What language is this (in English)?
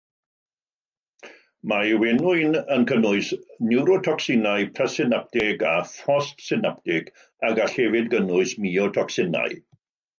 Welsh